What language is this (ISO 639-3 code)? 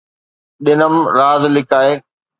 snd